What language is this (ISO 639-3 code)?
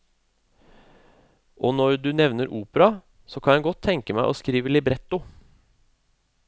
nor